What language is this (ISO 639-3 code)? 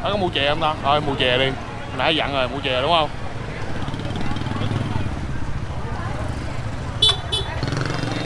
vie